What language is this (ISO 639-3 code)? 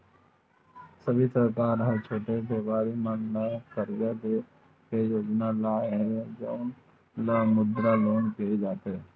hne